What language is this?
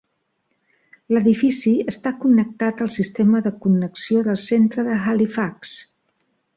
Catalan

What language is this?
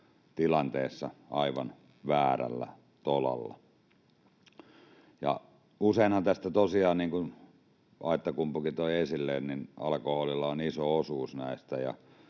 Finnish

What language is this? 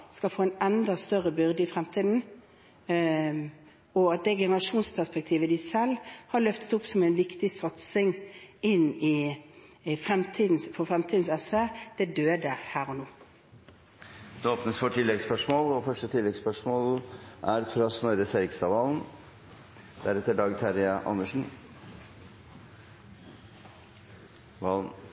Norwegian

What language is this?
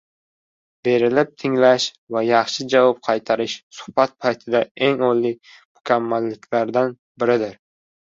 Uzbek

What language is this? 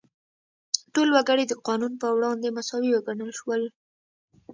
Pashto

